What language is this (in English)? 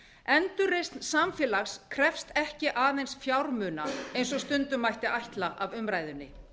Icelandic